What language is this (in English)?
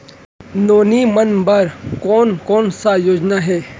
Chhattisgarhi